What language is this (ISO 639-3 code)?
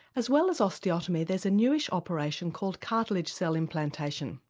eng